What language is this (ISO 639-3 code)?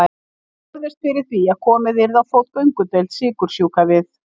isl